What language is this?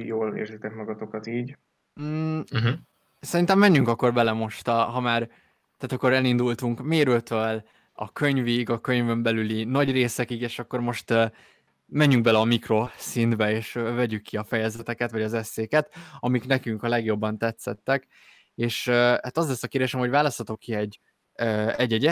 Hungarian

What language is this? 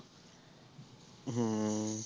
Punjabi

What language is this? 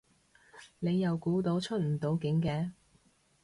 Cantonese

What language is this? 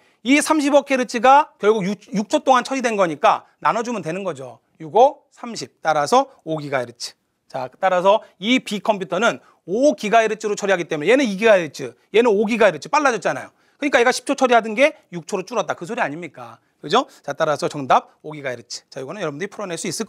Korean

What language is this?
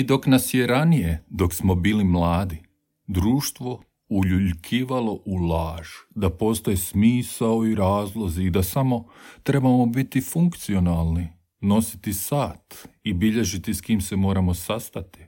Croatian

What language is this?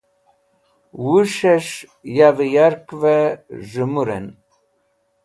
Wakhi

